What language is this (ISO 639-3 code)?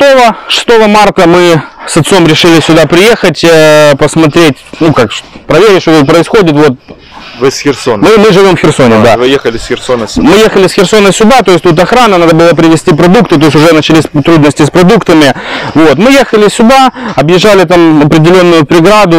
rus